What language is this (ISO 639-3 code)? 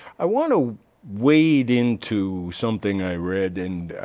eng